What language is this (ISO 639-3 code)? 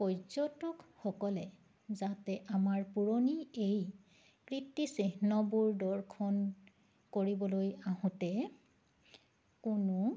asm